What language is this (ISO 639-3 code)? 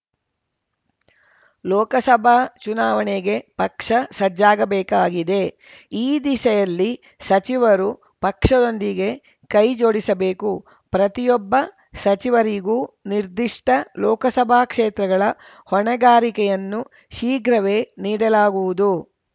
kan